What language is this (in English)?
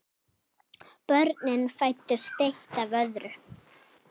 Icelandic